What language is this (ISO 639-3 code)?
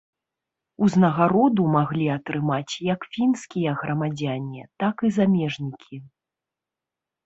bel